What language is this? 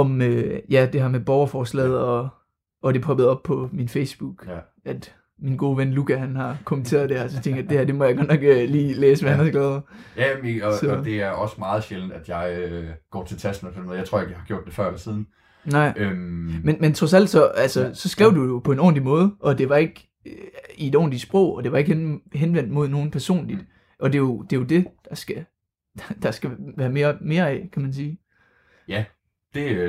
Danish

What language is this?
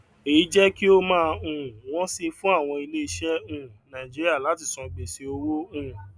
Yoruba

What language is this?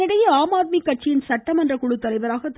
Tamil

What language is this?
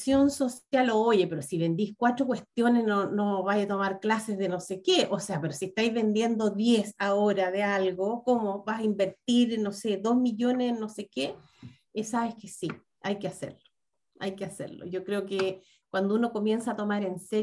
Spanish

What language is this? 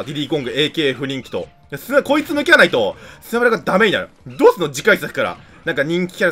Japanese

